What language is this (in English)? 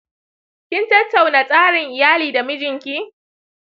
Hausa